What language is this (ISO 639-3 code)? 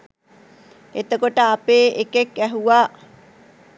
sin